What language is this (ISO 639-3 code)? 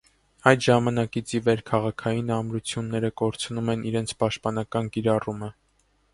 hye